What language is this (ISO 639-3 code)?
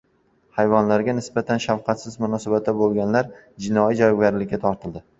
uzb